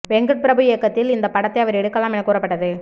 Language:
Tamil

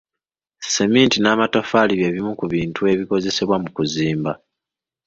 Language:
Ganda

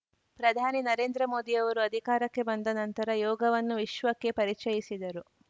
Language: Kannada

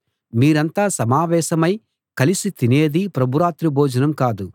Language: Telugu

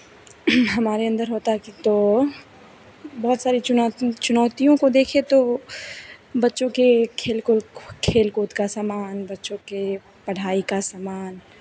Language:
Hindi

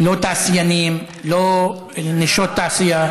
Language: Hebrew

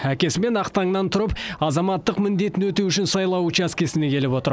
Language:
Kazakh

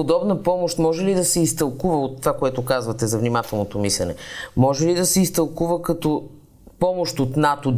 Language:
Bulgarian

